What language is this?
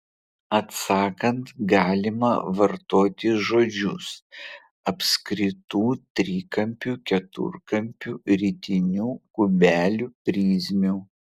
Lithuanian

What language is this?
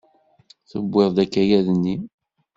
Kabyle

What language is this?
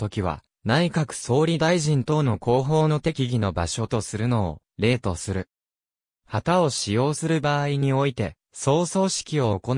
Japanese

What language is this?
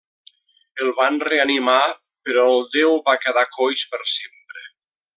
Catalan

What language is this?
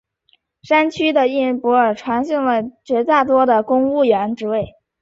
Chinese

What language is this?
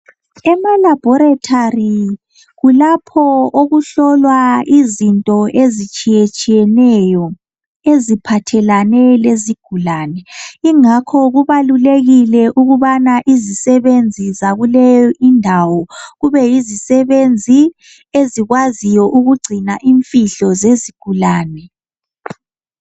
North Ndebele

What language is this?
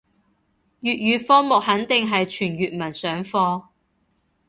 Cantonese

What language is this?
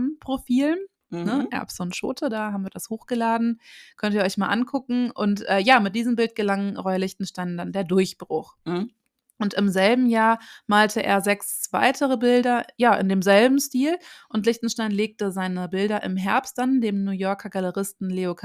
German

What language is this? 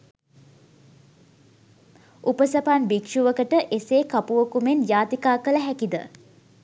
Sinhala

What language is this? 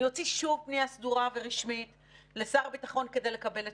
Hebrew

